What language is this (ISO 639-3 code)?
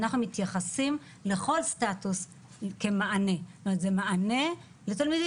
heb